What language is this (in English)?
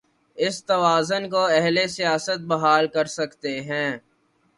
Urdu